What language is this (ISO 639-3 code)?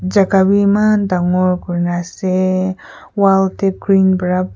nag